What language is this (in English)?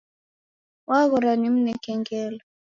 Taita